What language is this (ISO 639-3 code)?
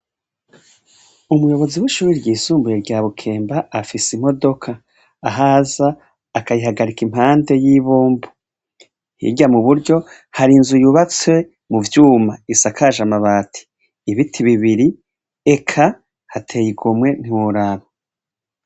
run